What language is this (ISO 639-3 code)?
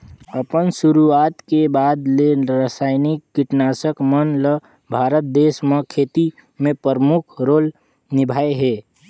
hne